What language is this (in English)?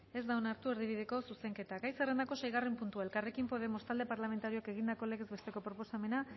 Basque